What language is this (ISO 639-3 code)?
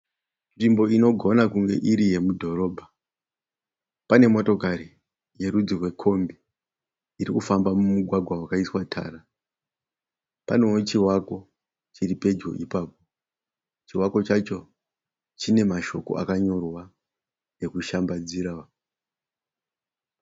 sna